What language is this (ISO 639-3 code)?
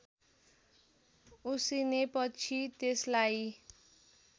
nep